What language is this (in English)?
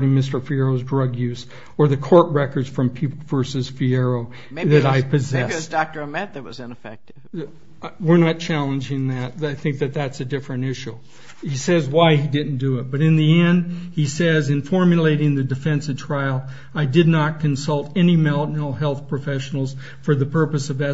English